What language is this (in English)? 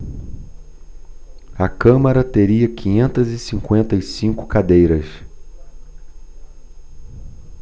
Portuguese